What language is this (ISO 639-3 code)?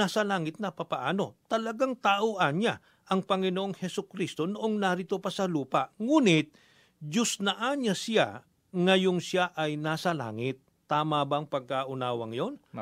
fil